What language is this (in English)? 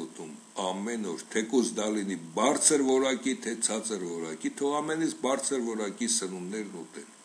Romanian